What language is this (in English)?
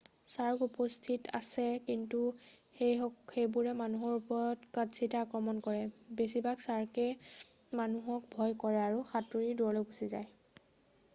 Assamese